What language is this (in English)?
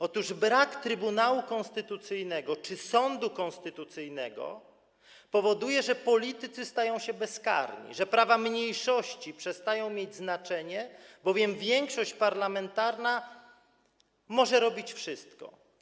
Polish